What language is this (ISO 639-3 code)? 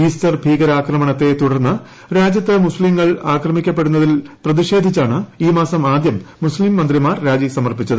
mal